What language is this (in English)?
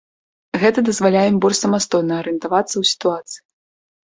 Belarusian